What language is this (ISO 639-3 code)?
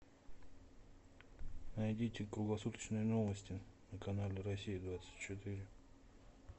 rus